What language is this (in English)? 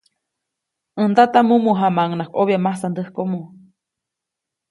Copainalá Zoque